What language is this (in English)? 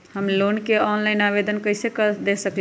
Magahi